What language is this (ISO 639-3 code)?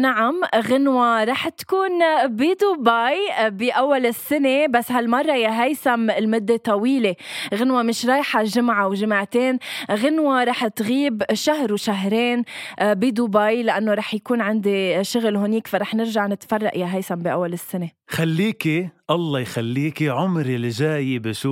ara